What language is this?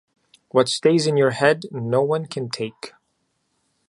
English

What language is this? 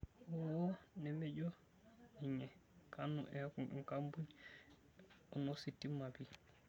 Masai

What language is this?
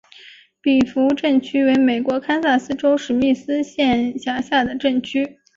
Chinese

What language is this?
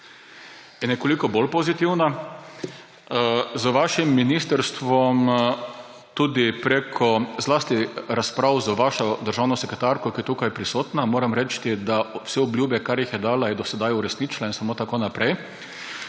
Slovenian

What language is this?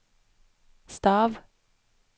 Norwegian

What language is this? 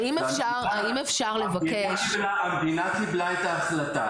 Hebrew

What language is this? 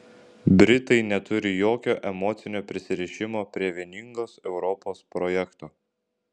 Lithuanian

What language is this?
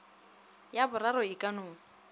Northern Sotho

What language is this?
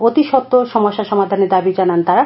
Bangla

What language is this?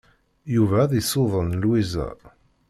Kabyle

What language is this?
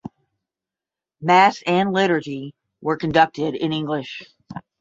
English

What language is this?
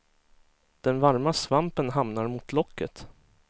Swedish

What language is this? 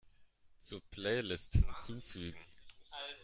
German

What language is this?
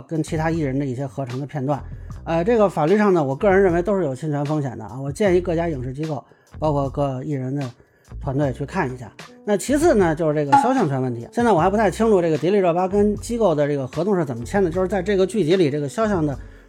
Chinese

